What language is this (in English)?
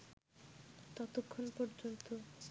Bangla